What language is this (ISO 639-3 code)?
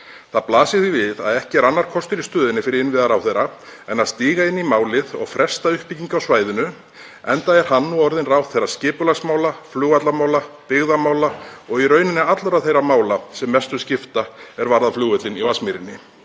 isl